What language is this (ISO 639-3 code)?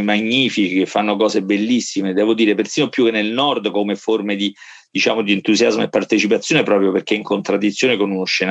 ita